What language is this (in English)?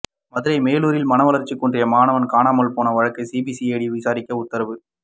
Tamil